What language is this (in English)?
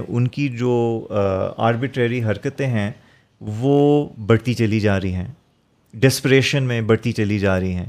Urdu